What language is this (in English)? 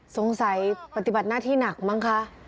Thai